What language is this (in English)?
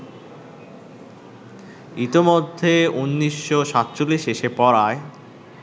Bangla